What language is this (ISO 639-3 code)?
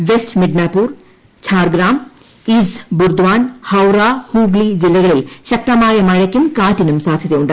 mal